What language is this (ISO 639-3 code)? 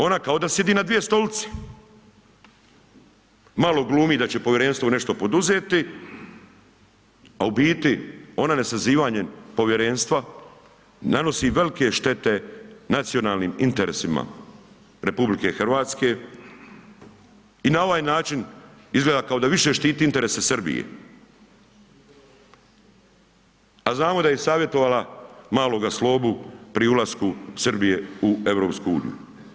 hrv